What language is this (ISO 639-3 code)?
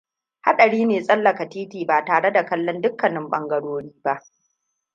hau